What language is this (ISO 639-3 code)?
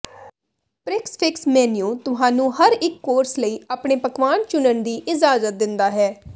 pan